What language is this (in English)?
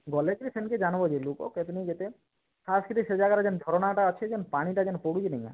Odia